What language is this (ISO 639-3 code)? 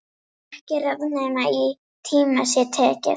isl